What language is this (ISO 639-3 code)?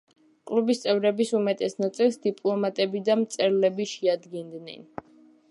kat